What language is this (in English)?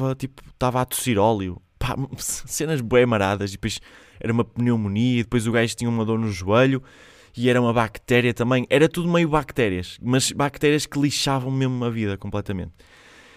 Portuguese